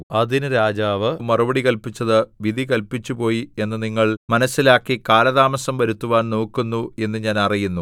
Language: Malayalam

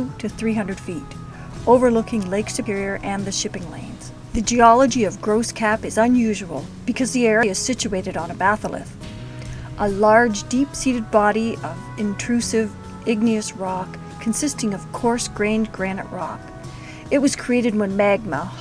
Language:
English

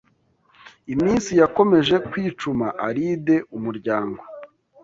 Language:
Kinyarwanda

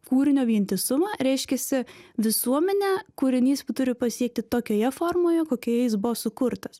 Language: Lithuanian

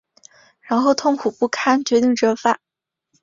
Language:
Chinese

